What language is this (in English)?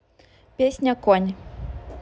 Russian